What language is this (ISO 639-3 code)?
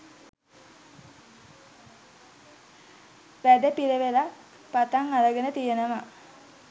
sin